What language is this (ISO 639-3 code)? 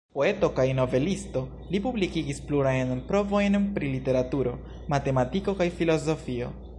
epo